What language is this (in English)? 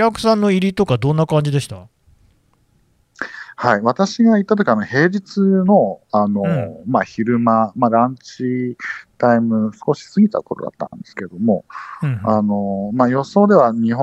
Japanese